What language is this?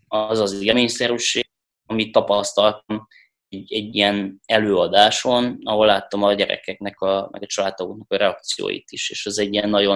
Hungarian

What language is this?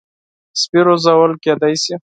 Pashto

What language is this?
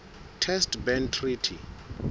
Southern Sotho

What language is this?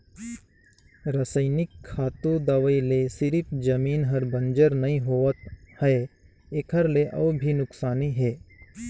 Chhattisgarhi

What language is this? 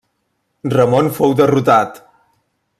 Catalan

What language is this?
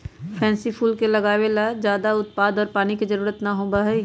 Magahi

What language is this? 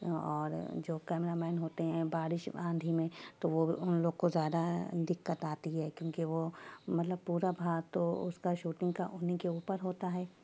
Urdu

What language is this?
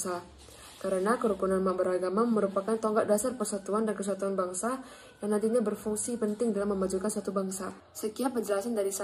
Indonesian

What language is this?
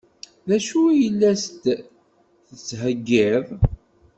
Kabyle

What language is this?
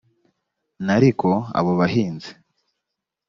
Kinyarwanda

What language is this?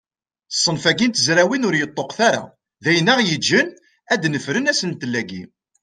Kabyle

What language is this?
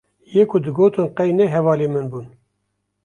Kurdish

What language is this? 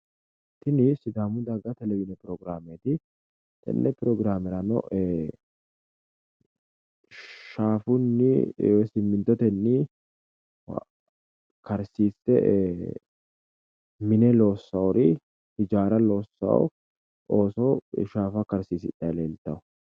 Sidamo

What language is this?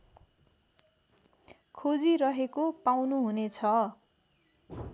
Nepali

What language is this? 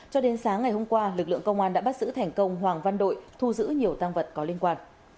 Vietnamese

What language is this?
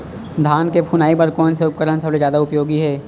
Chhattisgarhi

